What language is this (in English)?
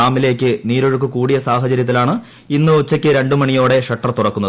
Malayalam